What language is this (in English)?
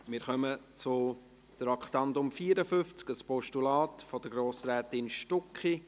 Swiss German